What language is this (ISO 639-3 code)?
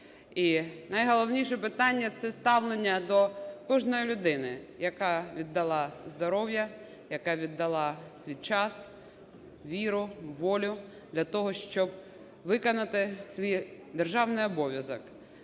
ukr